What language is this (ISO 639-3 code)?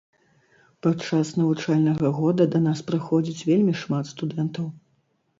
bel